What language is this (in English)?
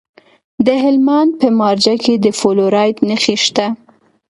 Pashto